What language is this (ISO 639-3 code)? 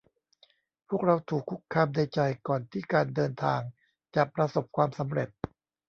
tha